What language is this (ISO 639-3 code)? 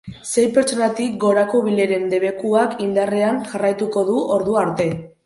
eus